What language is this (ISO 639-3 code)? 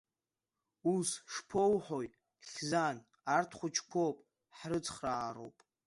abk